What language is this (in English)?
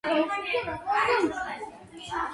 Georgian